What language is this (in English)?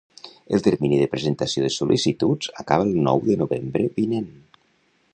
Catalan